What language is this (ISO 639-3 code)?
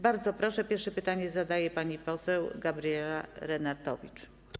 pol